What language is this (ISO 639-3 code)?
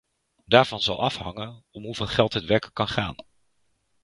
nld